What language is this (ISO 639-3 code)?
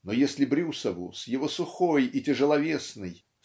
rus